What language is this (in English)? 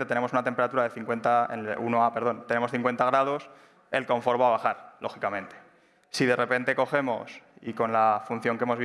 Spanish